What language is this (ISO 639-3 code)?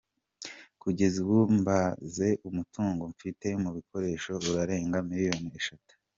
kin